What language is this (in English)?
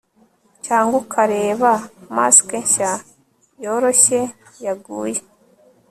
Kinyarwanda